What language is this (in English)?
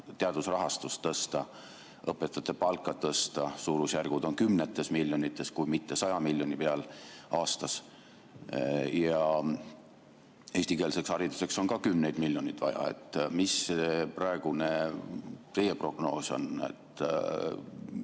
Estonian